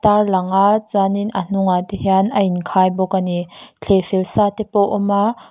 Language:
Mizo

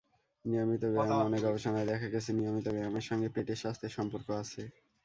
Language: Bangla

